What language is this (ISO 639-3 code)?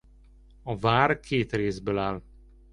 hun